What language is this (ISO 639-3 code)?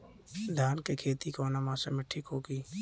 bho